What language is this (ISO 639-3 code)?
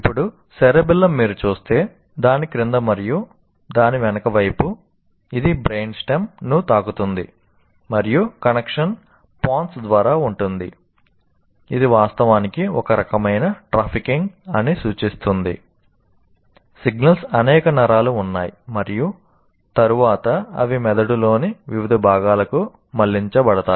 tel